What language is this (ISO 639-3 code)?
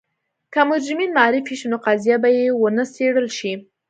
pus